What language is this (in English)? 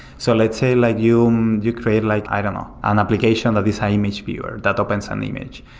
English